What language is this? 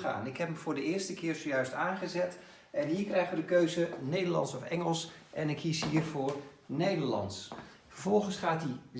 Dutch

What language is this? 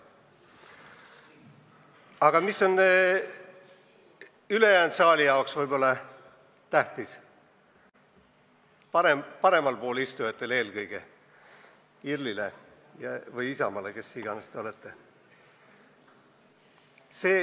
Estonian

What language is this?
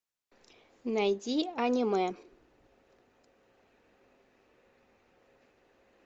Russian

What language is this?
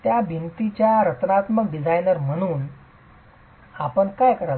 Marathi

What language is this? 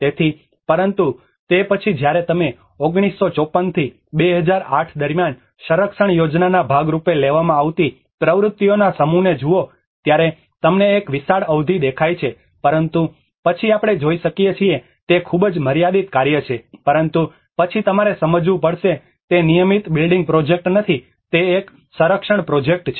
Gujarati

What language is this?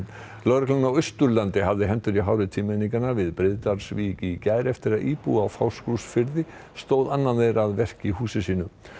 Icelandic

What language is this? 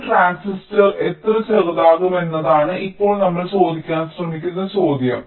Malayalam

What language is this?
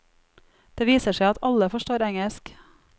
Norwegian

